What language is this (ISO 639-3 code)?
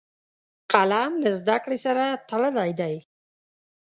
pus